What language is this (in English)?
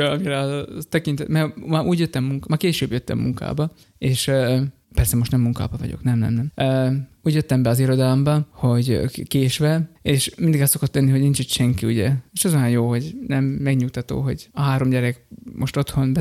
Hungarian